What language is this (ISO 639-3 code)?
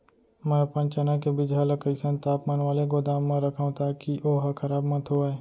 hne